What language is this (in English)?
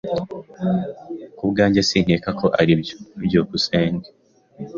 Kinyarwanda